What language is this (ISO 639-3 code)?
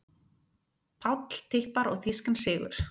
isl